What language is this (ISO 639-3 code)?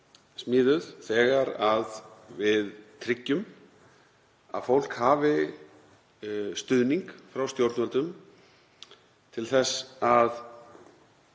isl